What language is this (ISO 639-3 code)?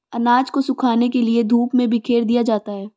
hin